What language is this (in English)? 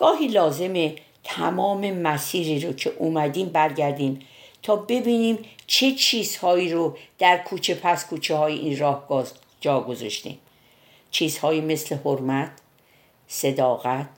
Persian